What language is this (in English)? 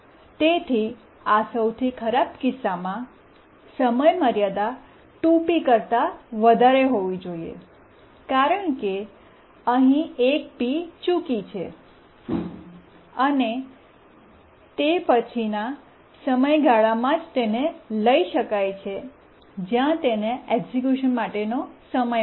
Gujarati